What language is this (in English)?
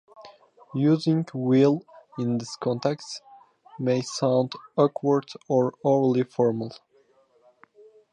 English